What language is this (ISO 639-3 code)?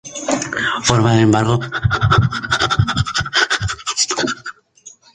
spa